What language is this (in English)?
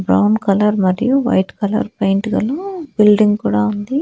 Telugu